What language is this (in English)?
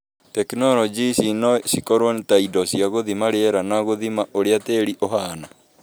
Kikuyu